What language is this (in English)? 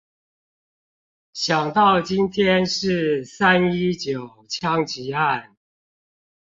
Chinese